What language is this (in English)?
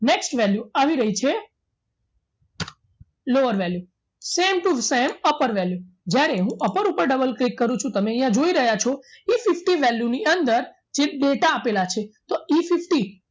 Gujarati